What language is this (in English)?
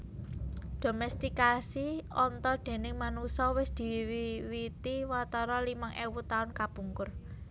Javanese